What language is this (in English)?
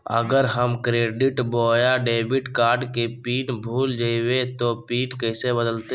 Magahi